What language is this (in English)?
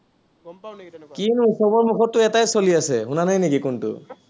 Assamese